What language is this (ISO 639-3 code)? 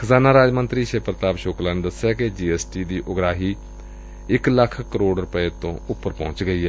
pan